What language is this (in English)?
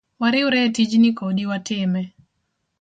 Luo (Kenya and Tanzania)